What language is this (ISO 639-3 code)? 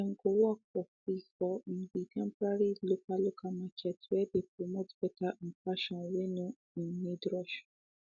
pcm